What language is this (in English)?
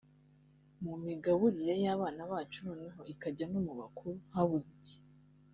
Kinyarwanda